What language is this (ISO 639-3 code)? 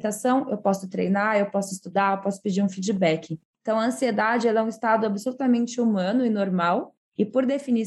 por